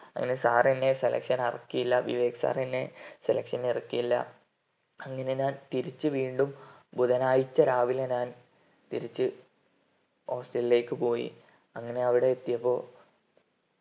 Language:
Malayalam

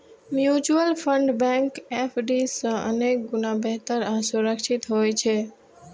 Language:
Maithili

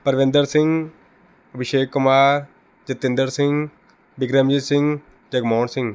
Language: Punjabi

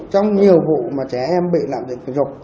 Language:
Vietnamese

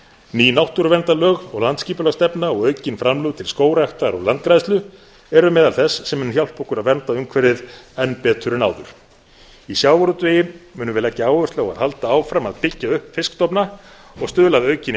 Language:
Icelandic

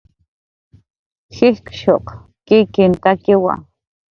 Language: Jaqaru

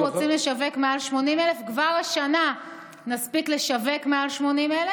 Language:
Hebrew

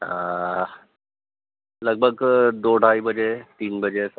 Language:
Urdu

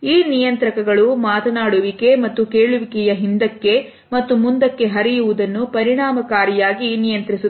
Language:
Kannada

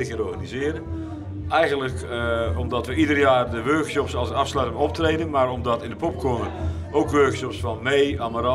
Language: Dutch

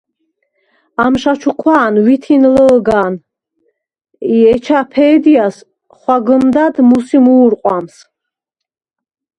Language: Svan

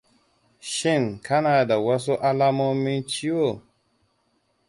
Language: Hausa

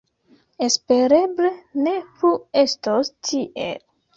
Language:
Esperanto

